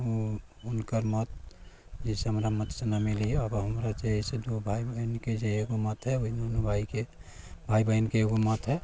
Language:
Maithili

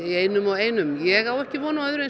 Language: Icelandic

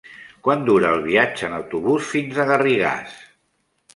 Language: Catalan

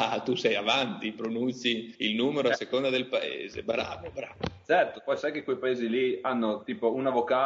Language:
Italian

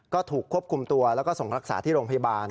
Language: Thai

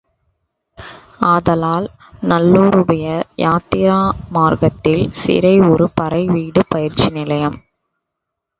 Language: Tamil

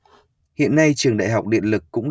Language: Vietnamese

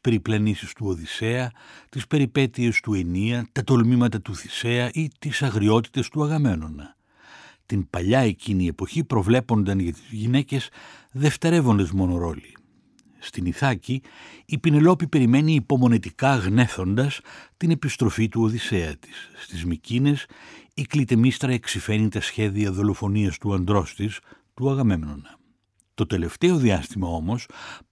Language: Greek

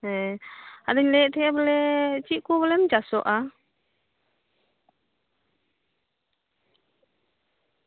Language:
Santali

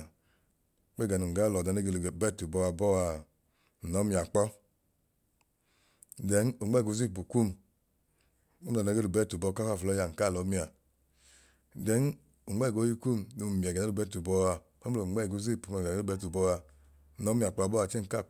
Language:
Idoma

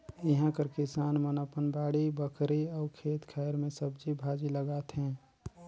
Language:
Chhattisgarhi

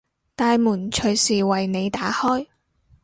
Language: Cantonese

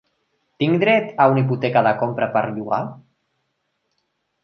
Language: Catalan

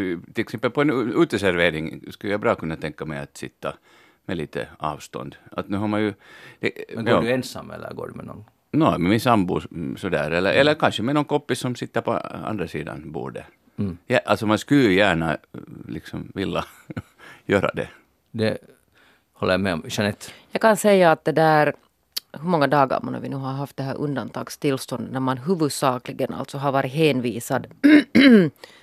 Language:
Swedish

